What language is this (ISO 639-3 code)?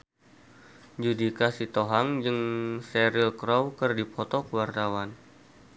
sun